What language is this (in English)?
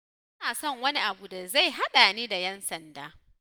Hausa